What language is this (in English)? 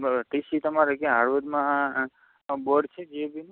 Gujarati